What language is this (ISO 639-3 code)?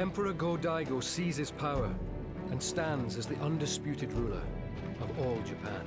eng